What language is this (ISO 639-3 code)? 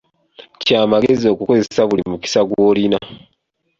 lug